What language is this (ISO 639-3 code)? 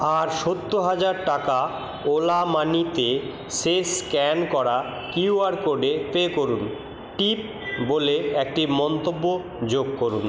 ben